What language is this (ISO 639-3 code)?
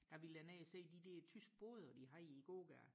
dan